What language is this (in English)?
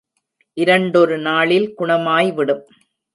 Tamil